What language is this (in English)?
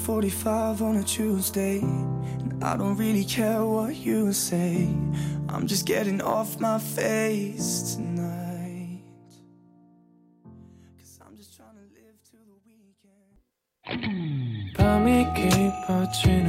Korean